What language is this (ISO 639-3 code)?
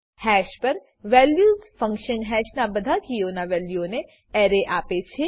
guj